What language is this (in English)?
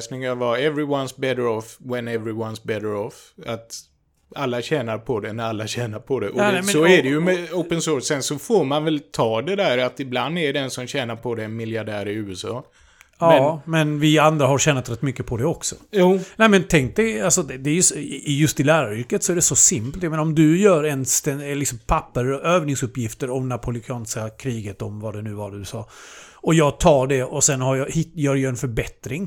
Swedish